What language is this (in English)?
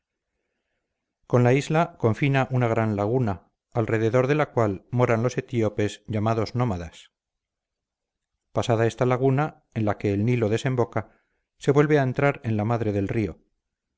Spanish